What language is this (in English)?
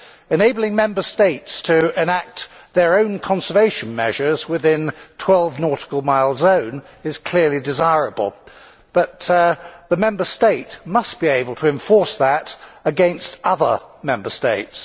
English